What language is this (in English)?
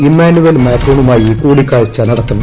Malayalam